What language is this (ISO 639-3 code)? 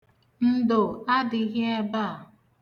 ibo